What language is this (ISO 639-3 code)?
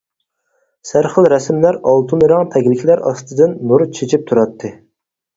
uig